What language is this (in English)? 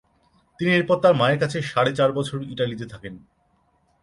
Bangla